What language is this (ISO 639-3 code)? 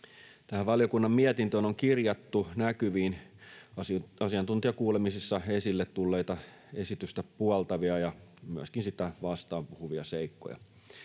fin